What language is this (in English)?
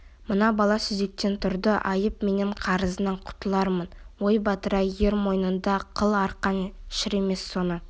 Kazakh